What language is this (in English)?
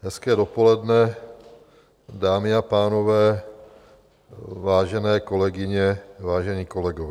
Czech